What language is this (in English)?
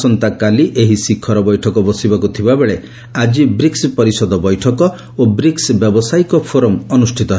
Odia